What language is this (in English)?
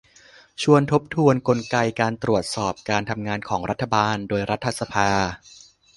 Thai